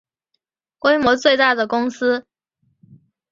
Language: Chinese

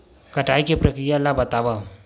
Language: Chhattisgarhi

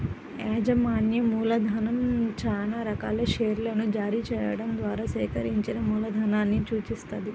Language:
Telugu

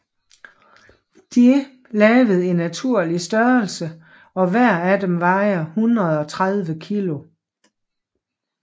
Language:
Danish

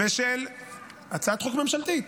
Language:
Hebrew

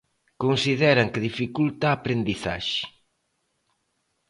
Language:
Galician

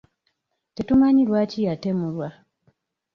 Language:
Ganda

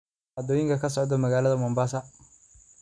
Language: Somali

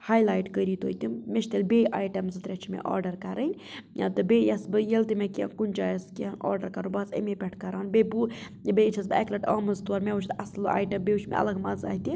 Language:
Kashmiri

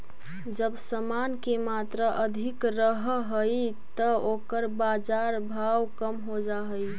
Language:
Magahi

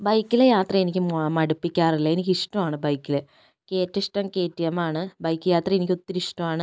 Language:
Malayalam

